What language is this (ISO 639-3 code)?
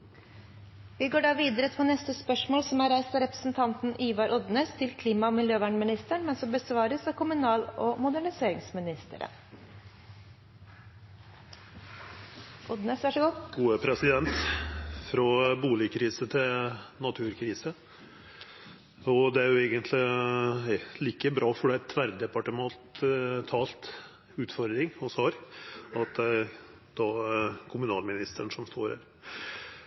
nor